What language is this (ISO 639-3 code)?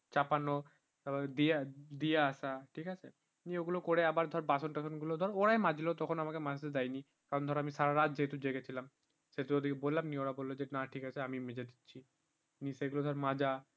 ben